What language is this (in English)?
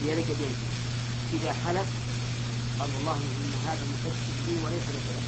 Arabic